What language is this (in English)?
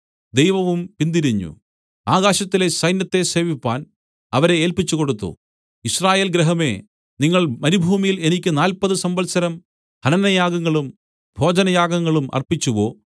Malayalam